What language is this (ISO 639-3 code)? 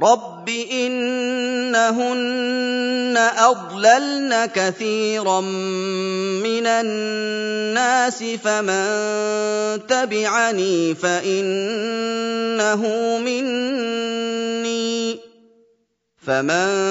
ara